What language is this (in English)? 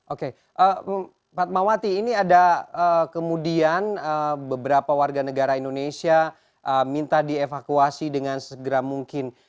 Indonesian